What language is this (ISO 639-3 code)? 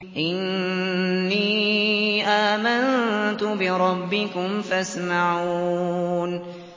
ara